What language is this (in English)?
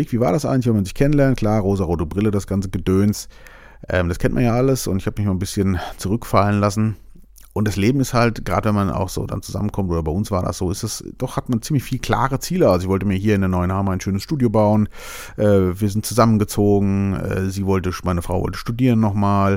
German